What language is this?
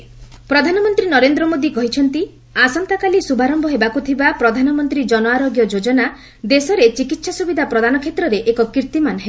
Odia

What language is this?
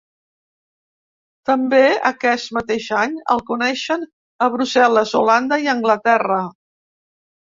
Catalan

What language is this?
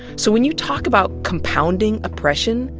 English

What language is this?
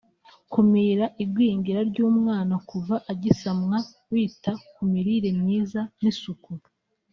Kinyarwanda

